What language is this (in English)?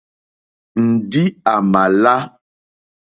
Mokpwe